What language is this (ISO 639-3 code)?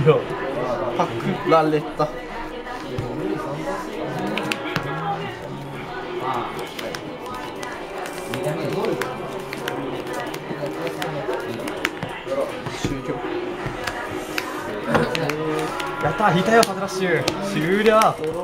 jpn